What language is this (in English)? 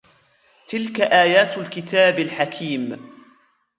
Arabic